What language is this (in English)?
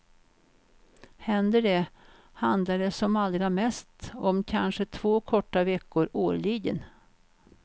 Swedish